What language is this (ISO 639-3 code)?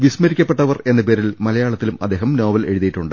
mal